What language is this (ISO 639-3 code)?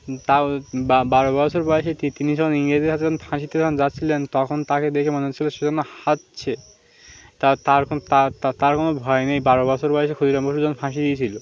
ben